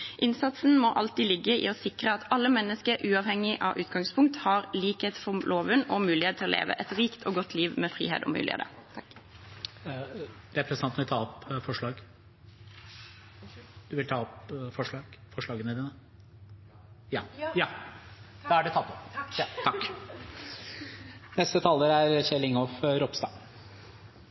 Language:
Norwegian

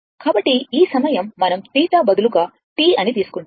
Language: Telugu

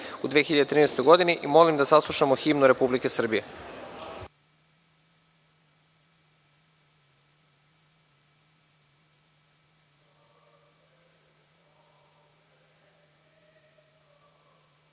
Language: Serbian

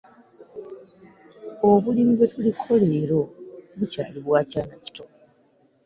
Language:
Ganda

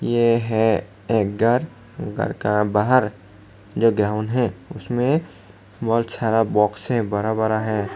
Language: Hindi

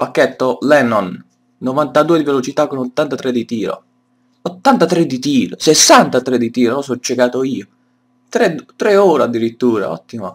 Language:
Italian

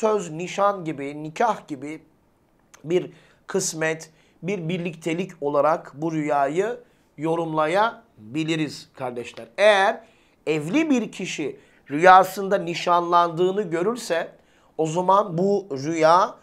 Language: Turkish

